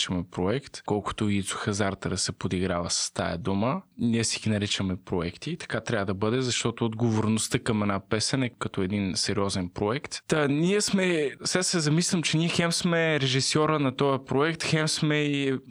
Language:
Bulgarian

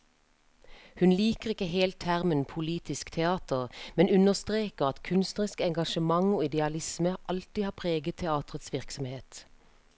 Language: Norwegian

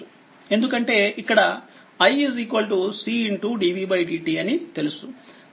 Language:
Telugu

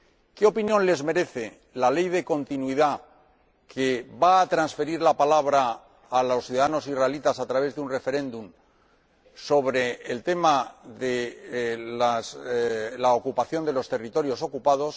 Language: Spanish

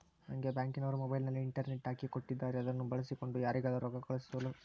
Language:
Kannada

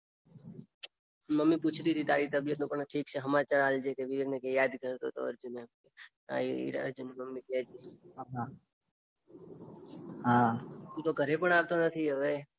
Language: Gujarati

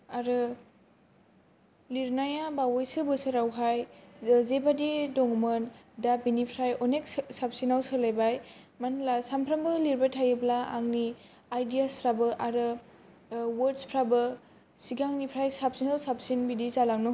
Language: Bodo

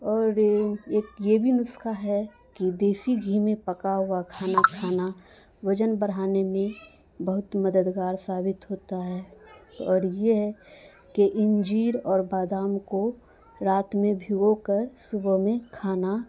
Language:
Urdu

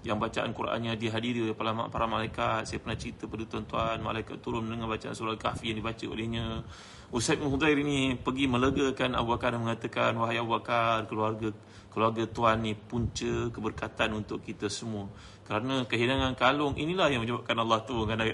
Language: Malay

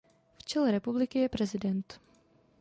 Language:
Czech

